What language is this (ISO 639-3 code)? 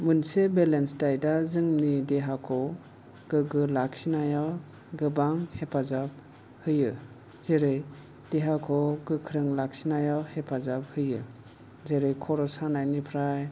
brx